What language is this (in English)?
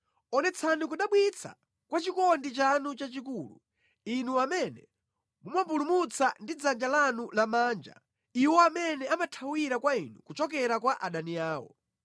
Nyanja